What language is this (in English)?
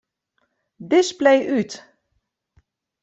Western Frisian